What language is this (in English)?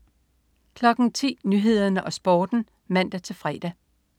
Danish